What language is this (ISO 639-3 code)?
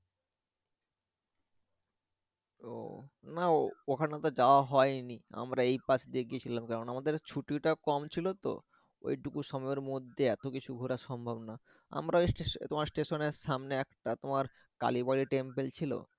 ben